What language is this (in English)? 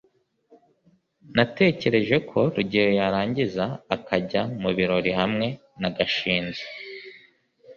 Kinyarwanda